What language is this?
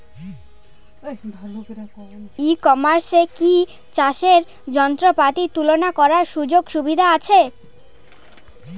Bangla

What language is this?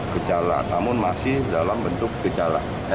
Indonesian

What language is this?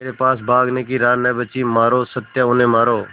Hindi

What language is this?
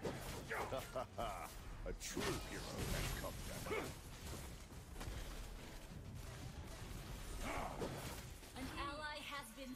Polish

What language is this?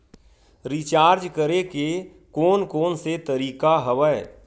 Chhattisgarhi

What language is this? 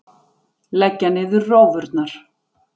Icelandic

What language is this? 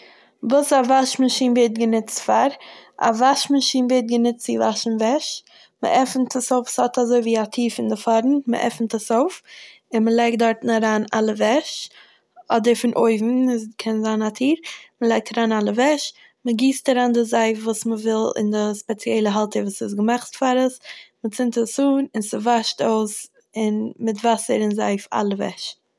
Yiddish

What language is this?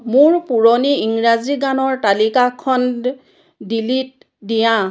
Assamese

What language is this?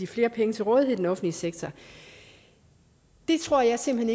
Danish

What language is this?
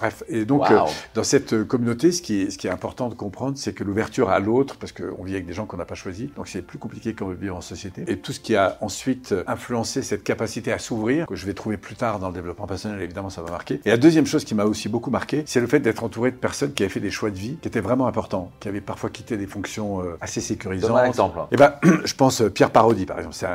French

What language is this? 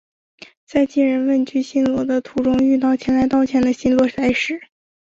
Chinese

